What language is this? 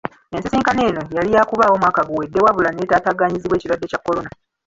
Ganda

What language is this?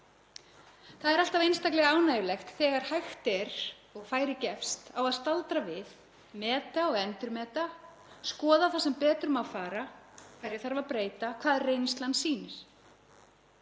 Icelandic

